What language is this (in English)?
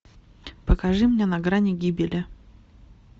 Russian